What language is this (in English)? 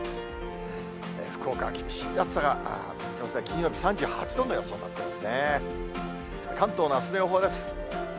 Japanese